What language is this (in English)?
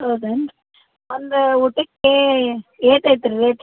Kannada